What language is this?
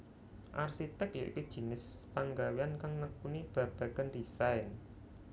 Javanese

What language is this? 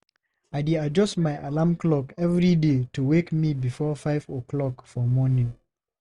Nigerian Pidgin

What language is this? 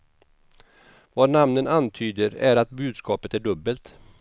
Swedish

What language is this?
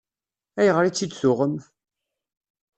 Kabyle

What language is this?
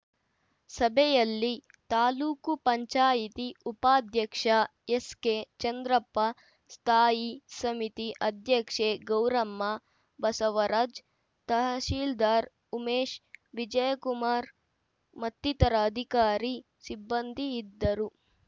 Kannada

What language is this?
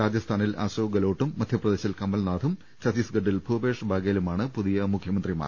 Malayalam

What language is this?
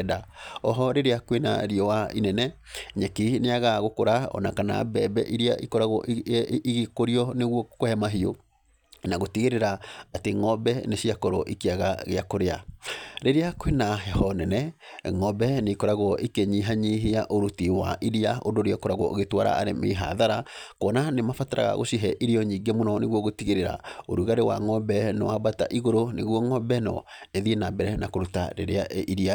Kikuyu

